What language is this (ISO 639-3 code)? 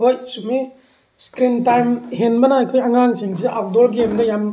mni